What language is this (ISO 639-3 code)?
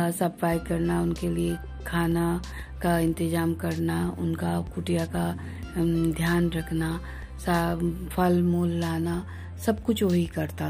hin